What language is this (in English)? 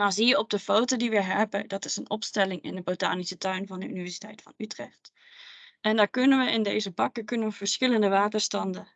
Dutch